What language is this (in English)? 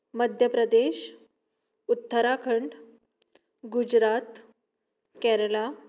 Konkani